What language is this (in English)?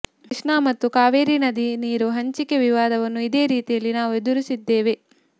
Kannada